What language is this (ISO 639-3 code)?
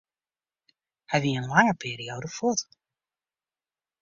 fry